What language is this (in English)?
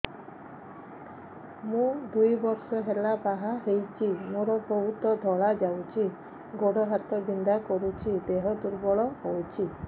Odia